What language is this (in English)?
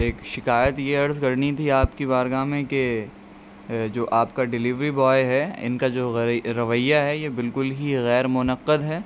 Urdu